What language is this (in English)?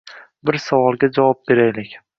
Uzbek